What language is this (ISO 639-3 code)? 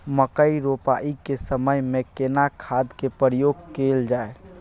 mai